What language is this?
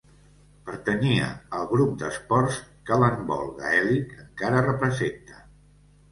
Catalan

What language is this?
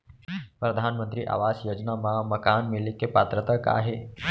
Chhattisgarhi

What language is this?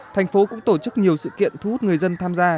Vietnamese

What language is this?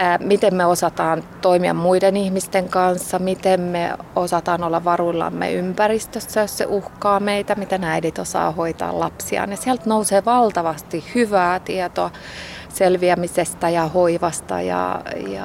Finnish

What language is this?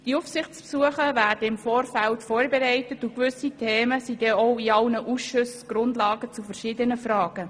Swiss German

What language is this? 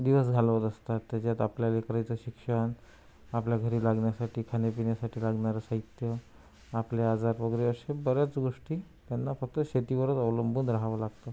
Marathi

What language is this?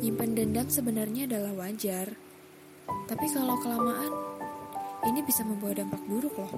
Indonesian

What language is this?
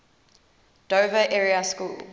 English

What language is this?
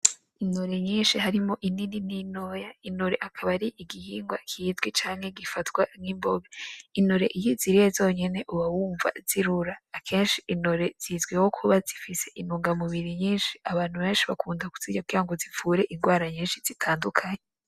Rundi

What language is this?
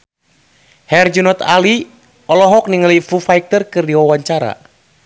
Sundanese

